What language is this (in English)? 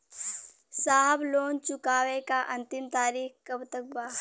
Bhojpuri